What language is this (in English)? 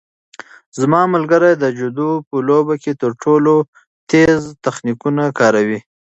Pashto